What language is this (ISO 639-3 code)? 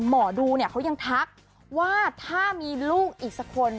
tha